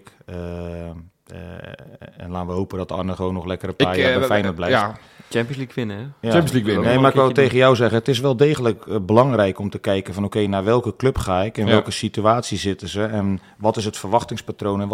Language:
Dutch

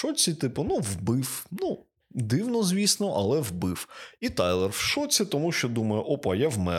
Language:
Ukrainian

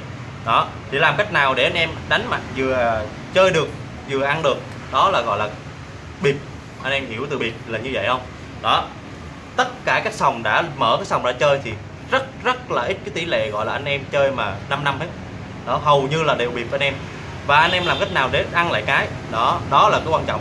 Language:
Vietnamese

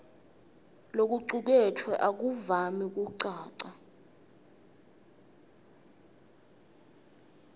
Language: Swati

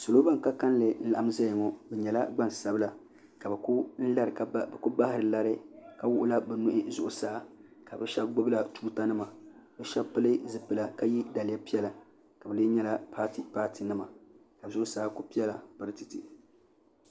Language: Dagbani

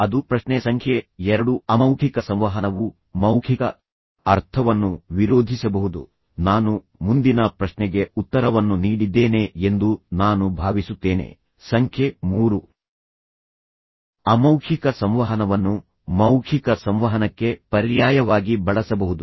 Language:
Kannada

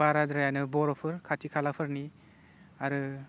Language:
Bodo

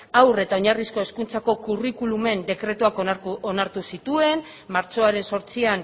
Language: Basque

